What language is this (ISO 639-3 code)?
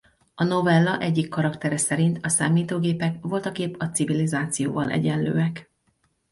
hun